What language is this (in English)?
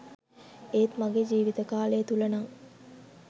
Sinhala